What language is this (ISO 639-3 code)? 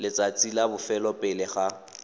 tsn